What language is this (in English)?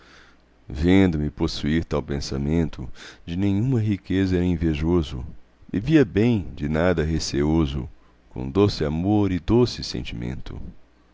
Portuguese